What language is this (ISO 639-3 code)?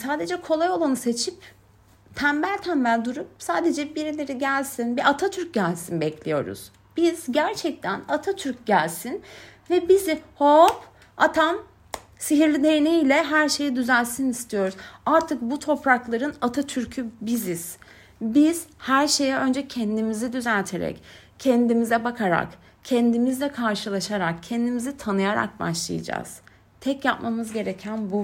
tur